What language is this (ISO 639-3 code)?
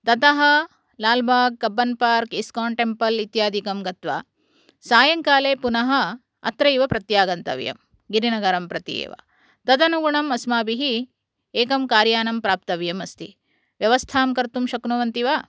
san